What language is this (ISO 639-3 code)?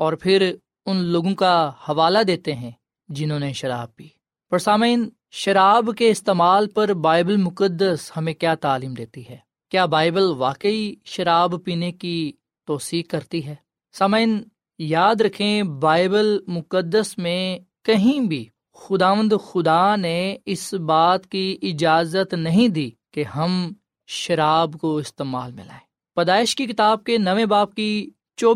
urd